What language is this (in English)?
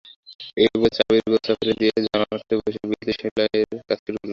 Bangla